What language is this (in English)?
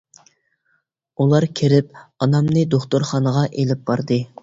Uyghur